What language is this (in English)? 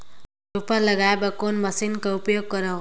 Chhattisgarhi